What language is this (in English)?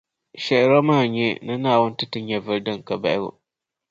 Dagbani